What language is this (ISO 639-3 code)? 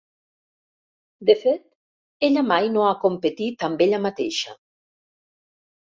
cat